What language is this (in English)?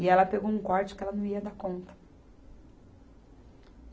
Portuguese